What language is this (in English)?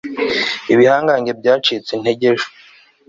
Kinyarwanda